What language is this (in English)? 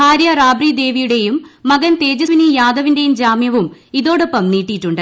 Malayalam